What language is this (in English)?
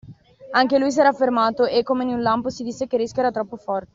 Italian